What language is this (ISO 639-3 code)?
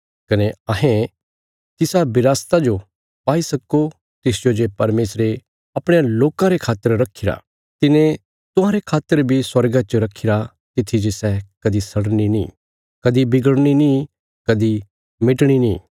kfs